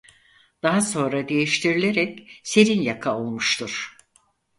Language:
Turkish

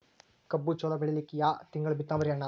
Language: Kannada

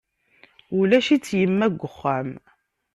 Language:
Kabyle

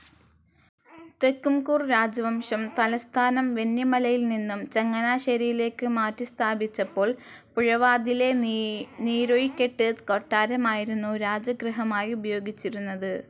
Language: Malayalam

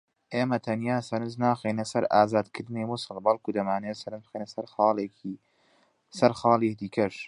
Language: Central Kurdish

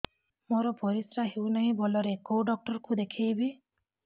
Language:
Odia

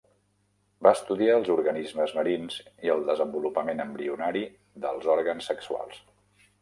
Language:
Catalan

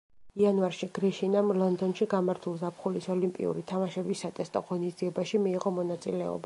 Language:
Georgian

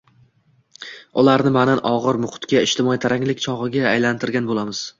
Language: Uzbek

